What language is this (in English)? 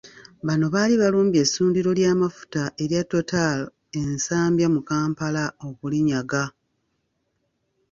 Ganda